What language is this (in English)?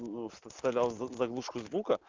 Russian